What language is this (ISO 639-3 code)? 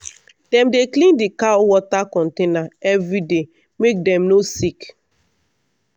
pcm